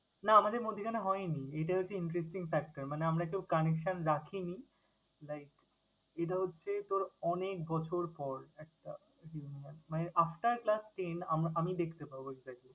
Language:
Bangla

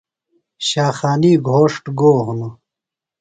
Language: Phalura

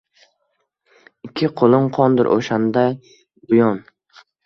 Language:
Uzbek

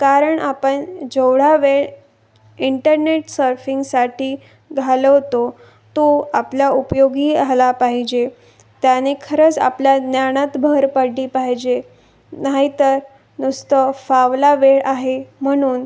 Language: Marathi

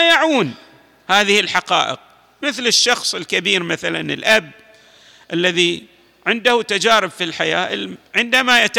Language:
Arabic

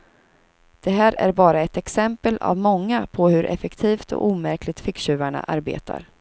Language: Swedish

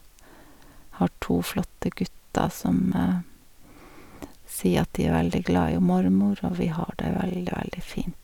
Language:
Norwegian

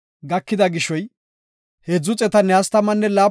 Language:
Gofa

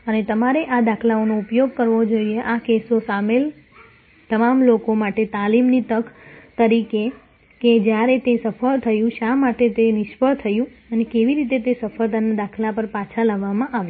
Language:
Gujarati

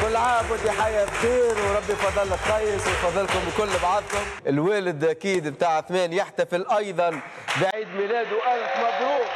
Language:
Arabic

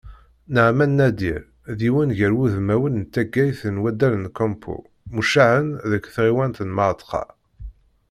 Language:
Kabyle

